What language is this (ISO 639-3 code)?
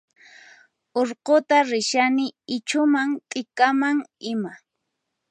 qxp